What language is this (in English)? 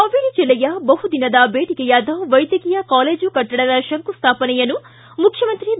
Kannada